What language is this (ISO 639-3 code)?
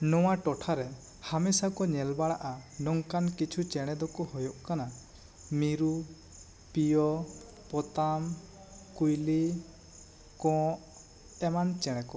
sat